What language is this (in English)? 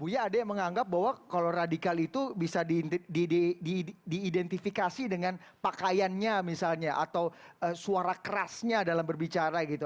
Indonesian